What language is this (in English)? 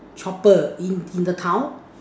English